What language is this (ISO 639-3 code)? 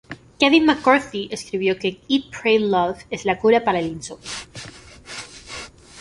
spa